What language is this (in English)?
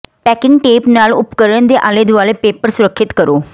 Punjabi